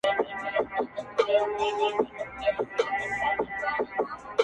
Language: Pashto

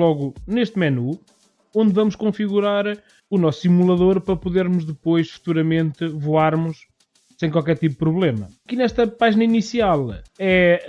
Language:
Portuguese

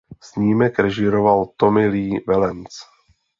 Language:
Czech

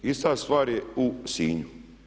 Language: Croatian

